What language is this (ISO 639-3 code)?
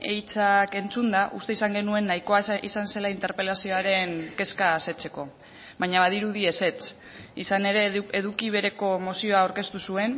eus